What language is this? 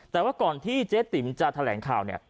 Thai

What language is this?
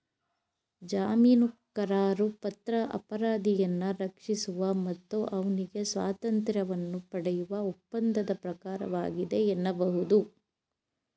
Kannada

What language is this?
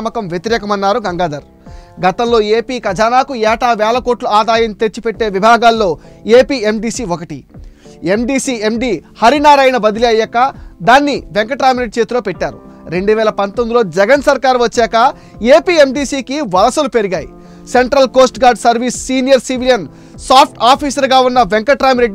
Telugu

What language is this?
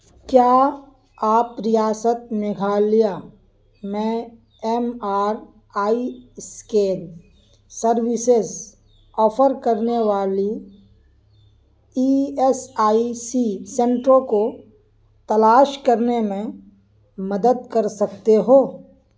Urdu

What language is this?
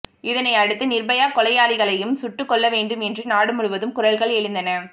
Tamil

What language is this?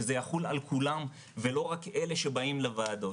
Hebrew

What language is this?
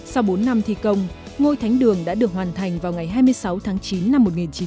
Vietnamese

